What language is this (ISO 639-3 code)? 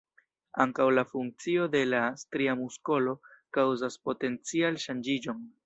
epo